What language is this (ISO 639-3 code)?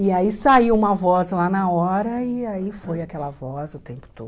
por